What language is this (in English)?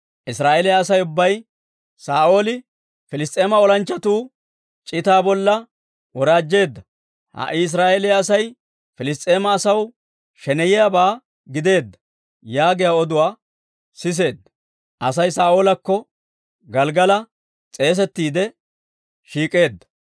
Dawro